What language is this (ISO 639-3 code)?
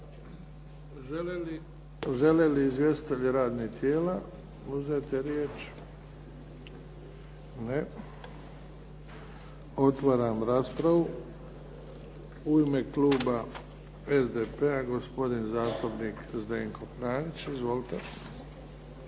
hrv